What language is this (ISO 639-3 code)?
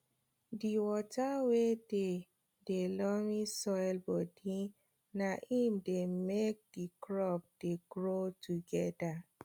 pcm